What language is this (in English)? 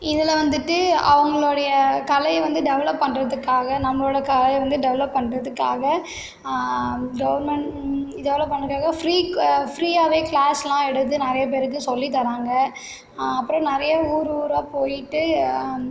Tamil